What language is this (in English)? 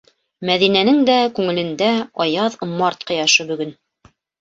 Bashkir